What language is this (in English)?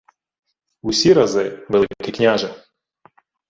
Ukrainian